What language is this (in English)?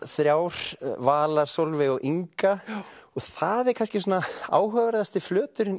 Icelandic